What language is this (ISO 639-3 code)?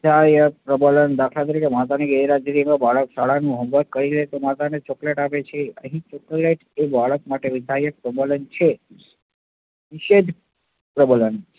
guj